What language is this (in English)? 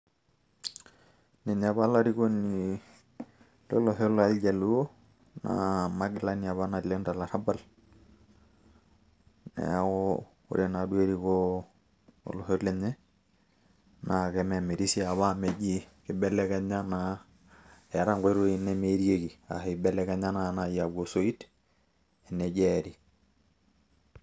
Masai